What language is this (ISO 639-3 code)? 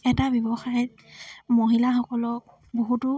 asm